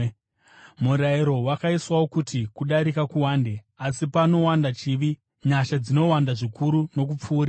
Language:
Shona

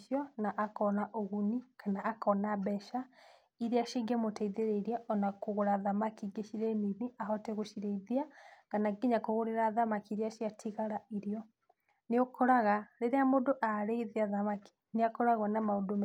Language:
Kikuyu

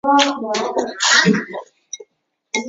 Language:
Chinese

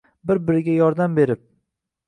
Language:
Uzbek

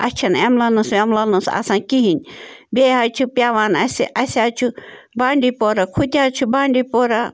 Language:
Kashmiri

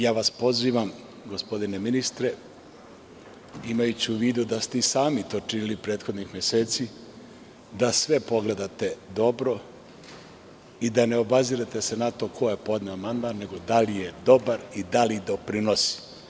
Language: Serbian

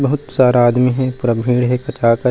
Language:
Chhattisgarhi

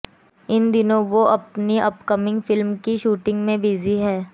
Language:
Hindi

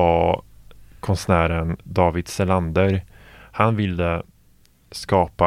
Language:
Swedish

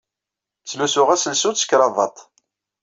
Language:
Kabyle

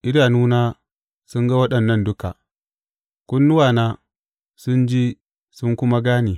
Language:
Hausa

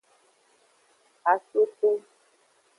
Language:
Aja (Benin)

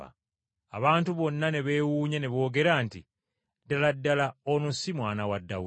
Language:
Ganda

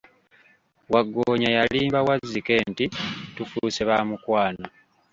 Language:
Ganda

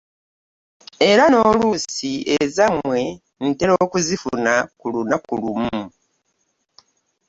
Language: Ganda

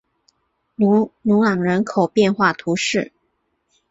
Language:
Chinese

